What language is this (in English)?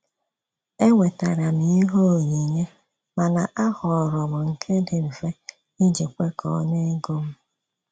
Igbo